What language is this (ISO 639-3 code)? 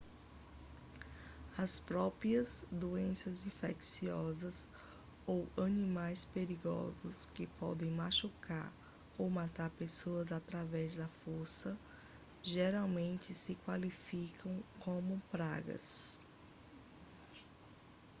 por